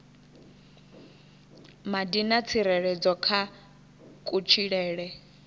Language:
Venda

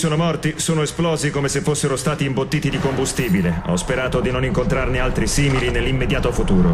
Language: Italian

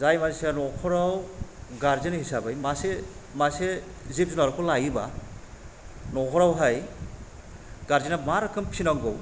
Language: Bodo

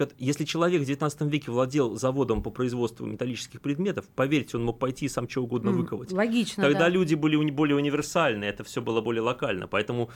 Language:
Russian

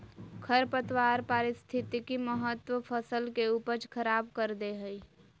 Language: Magahi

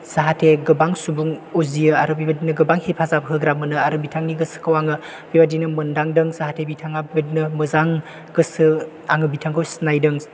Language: Bodo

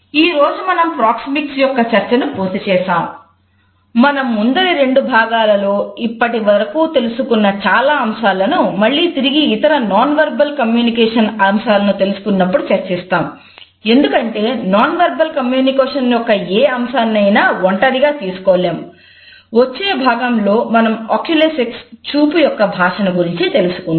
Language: Telugu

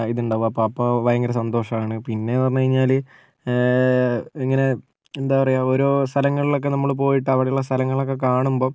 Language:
Malayalam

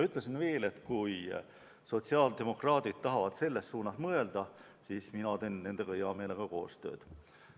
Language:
Estonian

